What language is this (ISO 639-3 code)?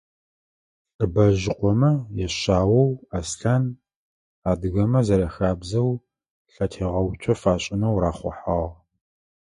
ady